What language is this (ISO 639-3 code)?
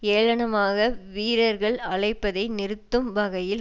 tam